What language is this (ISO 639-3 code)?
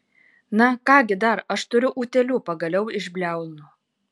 lit